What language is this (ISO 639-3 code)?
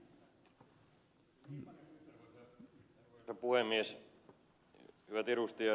fin